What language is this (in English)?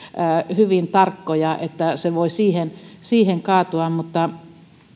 Finnish